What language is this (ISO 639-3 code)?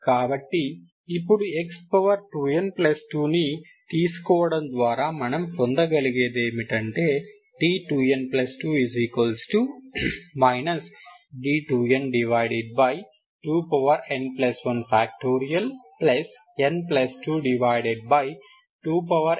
tel